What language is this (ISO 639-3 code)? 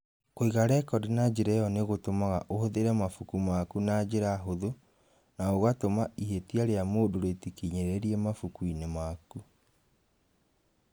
kik